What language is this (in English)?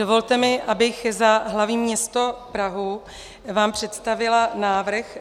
Czech